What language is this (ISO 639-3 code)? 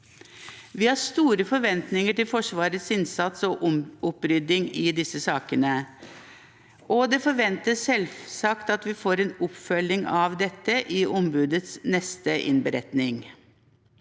nor